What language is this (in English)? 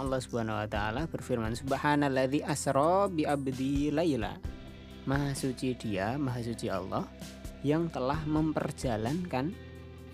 Indonesian